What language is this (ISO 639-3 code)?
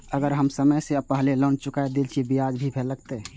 mai